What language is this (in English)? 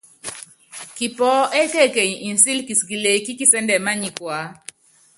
Yangben